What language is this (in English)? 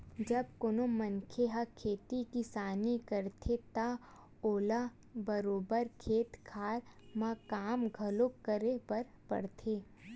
Chhattisgarhi